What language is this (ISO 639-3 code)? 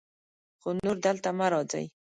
pus